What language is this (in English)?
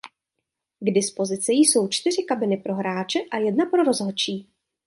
Czech